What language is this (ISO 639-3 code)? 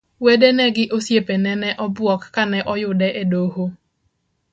luo